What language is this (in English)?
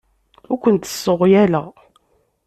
Kabyle